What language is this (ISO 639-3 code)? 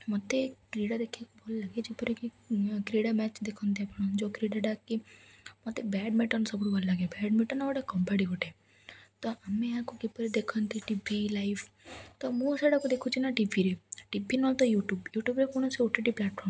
ori